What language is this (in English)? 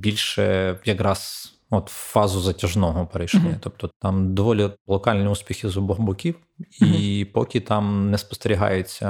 Ukrainian